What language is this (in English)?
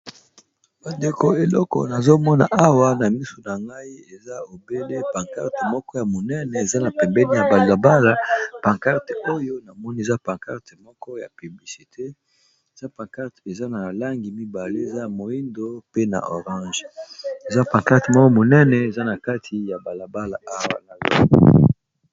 Lingala